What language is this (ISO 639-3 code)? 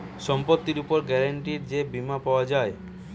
ben